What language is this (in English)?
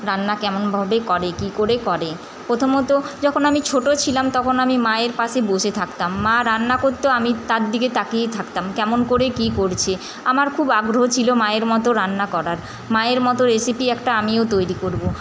Bangla